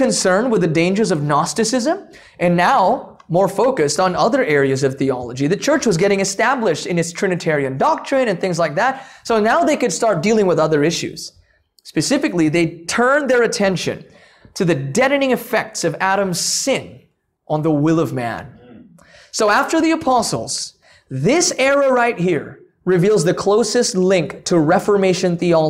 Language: English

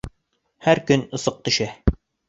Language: Bashkir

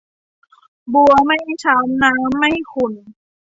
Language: Thai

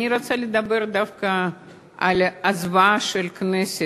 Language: Hebrew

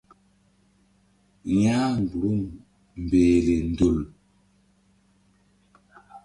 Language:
Mbum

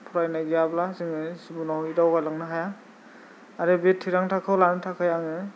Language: Bodo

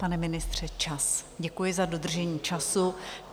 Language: Czech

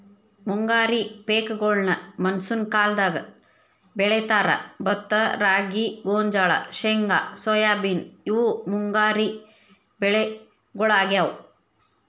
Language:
Kannada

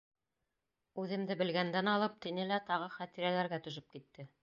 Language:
Bashkir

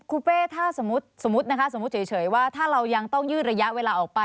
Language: Thai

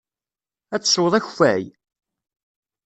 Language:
Kabyle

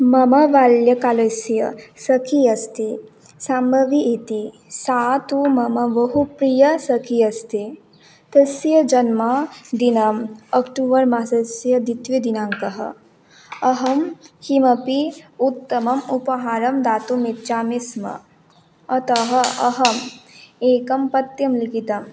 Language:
Sanskrit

